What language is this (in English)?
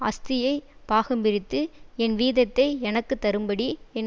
Tamil